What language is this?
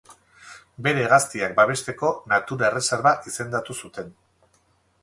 Basque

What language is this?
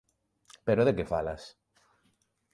Galician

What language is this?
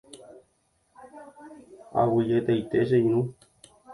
Guarani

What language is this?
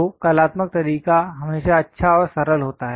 Hindi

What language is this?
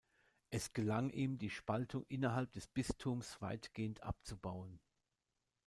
German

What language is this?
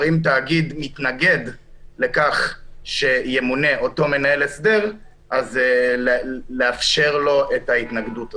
Hebrew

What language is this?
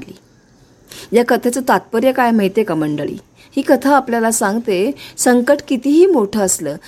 Marathi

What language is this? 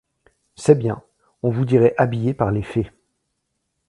French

